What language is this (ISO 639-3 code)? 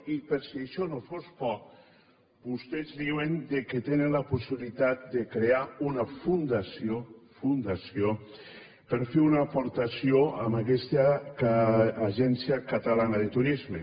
cat